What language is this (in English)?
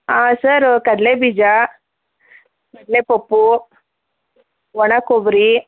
Kannada